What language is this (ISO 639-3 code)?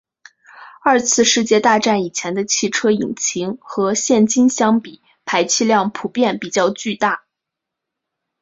zho